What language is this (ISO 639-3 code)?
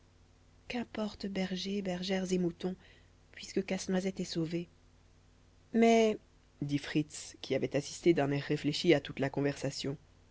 fra